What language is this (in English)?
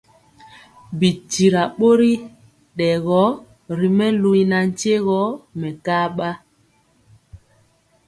Mpiemo